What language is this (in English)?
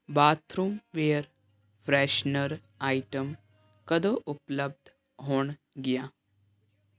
Punjabi